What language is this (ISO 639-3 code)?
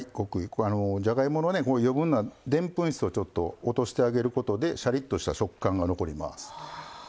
jpn